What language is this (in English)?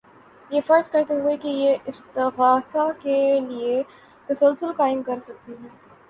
Urdu